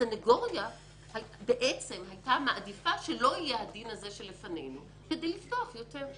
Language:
Hebrew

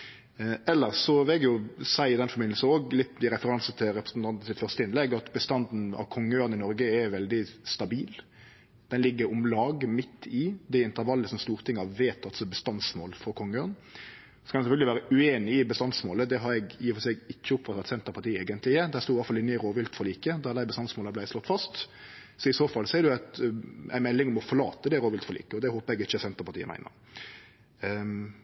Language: Norwegian Nynorsk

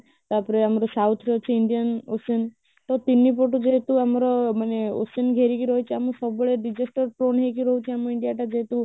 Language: Odia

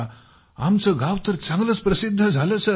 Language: Marathi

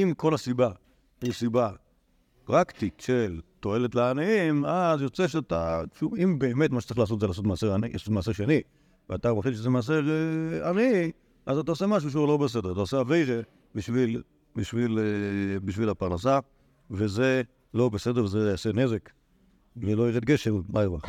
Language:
Hebrew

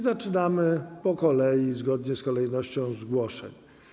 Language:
Polish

